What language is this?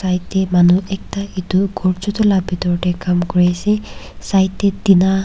Naga Pidgin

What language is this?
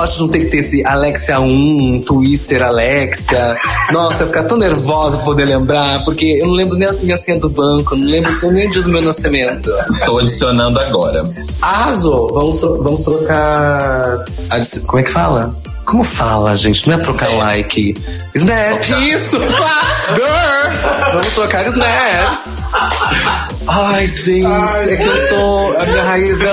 Portuguese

